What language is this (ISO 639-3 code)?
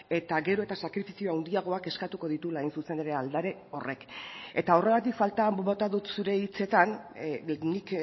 eus